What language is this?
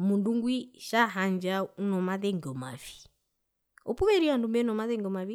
Herero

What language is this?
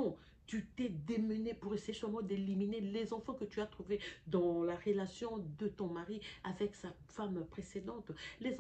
French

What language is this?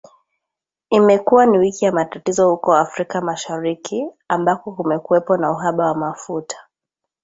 Swahili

